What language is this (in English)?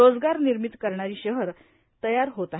Marathi